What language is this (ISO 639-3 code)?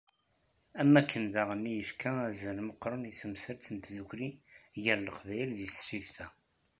kab